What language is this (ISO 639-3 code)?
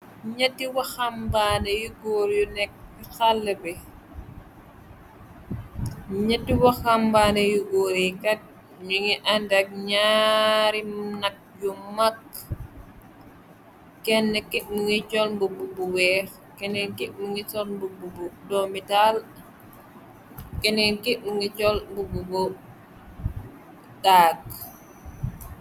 wol